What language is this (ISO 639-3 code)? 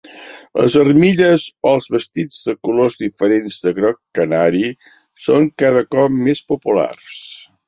cat